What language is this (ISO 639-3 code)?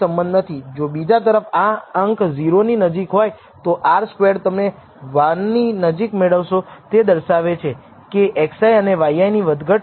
guj